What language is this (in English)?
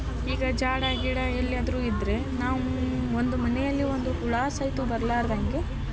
Kannada